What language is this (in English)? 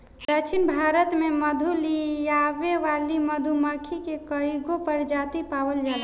Bhojpuri